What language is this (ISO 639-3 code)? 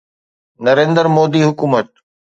snd